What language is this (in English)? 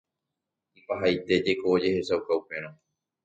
Guarani